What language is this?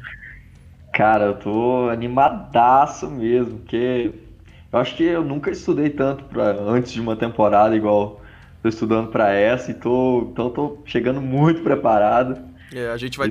Portuguese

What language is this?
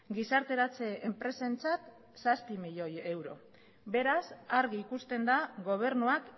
Basque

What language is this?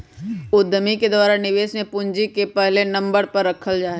Magahi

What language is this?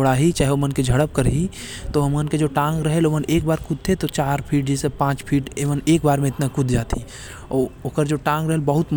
Korwa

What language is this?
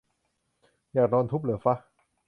Thai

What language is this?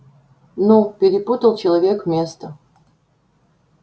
Russian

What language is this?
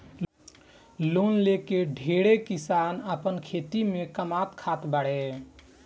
Bhojpuri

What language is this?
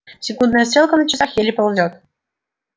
Russian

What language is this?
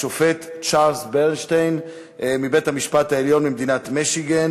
Hebrew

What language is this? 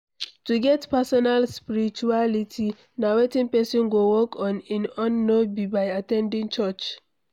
Nigerian Pidgin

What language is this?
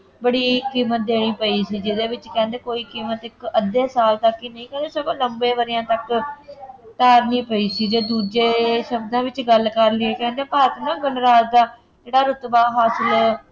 Punjabi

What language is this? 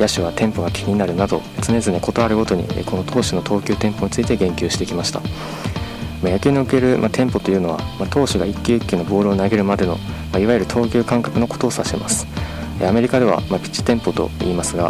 Japanese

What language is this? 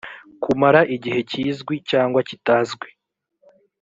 Kinyarwanda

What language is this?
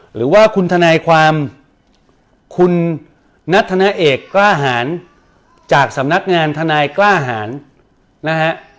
Thai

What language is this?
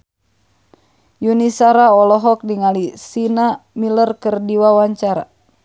Sundanese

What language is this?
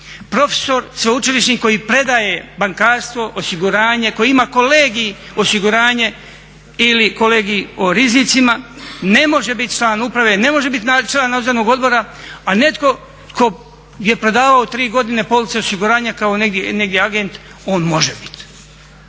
Croatian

